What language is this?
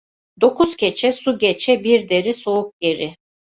Turkish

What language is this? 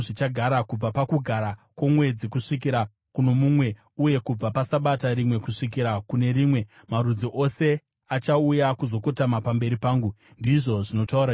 Shona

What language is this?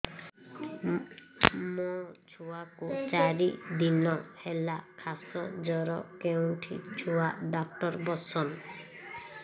Odia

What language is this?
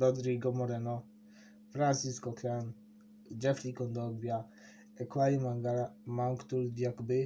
Polish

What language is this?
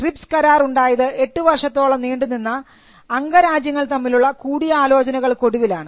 Malayalam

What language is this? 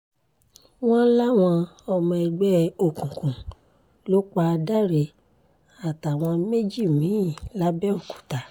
Yoruba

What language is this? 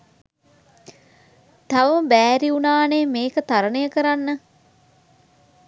Sinhala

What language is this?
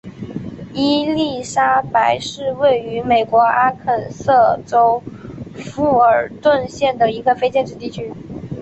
Chinese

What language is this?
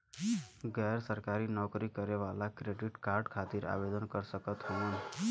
Bhojpuri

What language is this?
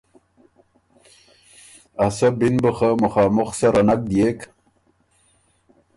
Ormuri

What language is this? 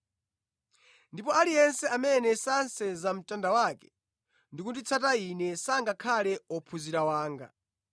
Nyanja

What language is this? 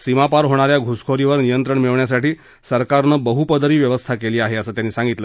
Marathi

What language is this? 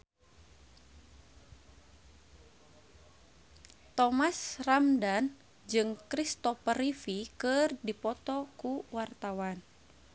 Sundanese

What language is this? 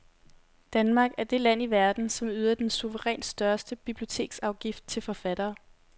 Danish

